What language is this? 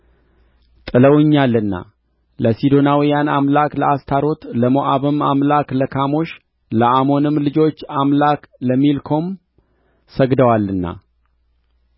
Amharic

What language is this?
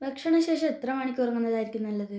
Malayalam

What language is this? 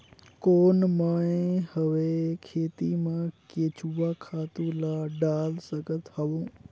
Chhattisgarhi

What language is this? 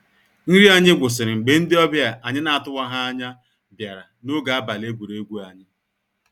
Igbo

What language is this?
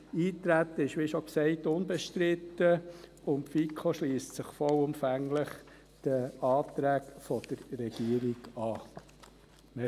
Swiss German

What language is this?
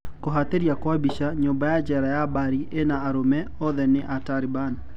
Kikuyu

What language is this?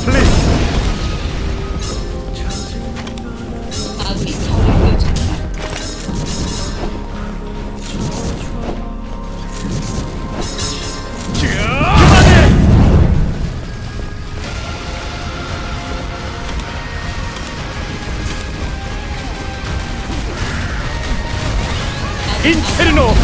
Korean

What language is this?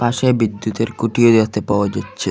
Bangla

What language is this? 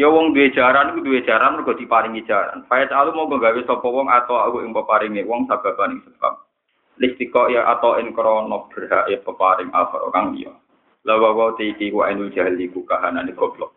Malay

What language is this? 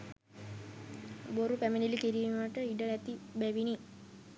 Sinhala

